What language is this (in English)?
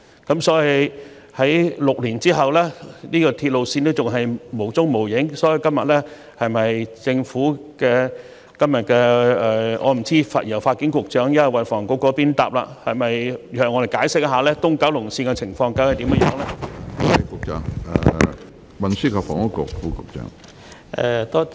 Cantonese